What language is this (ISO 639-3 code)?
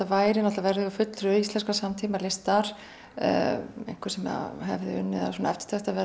isl